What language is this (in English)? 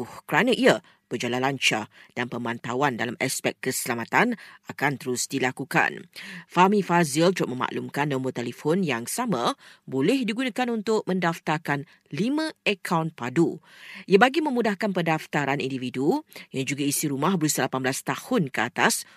Malay